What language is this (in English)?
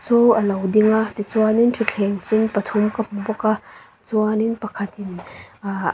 Mizo